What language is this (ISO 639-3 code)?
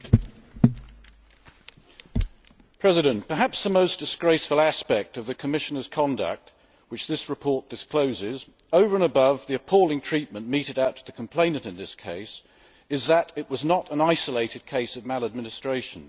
eng